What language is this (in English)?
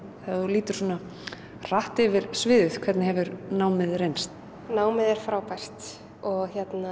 Icelandic